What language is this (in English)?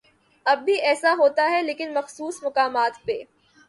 Urdu